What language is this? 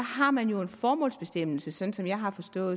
Danish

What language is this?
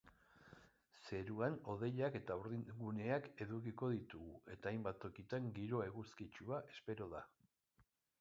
Basque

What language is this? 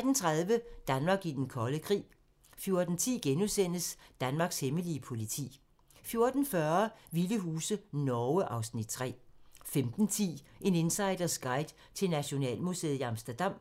Danish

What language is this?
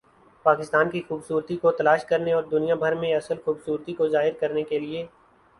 Urdu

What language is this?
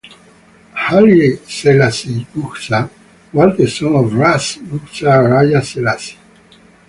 English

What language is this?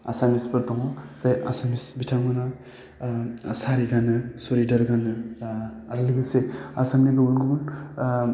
Bodo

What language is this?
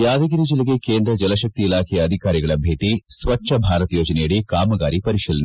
Kannada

